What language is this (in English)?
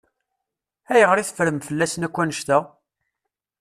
Kabyle